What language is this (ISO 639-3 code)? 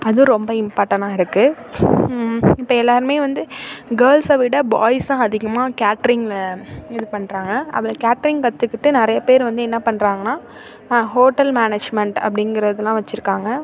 tam